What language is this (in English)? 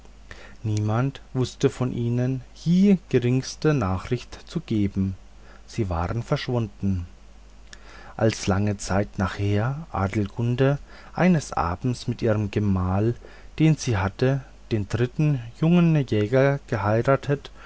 German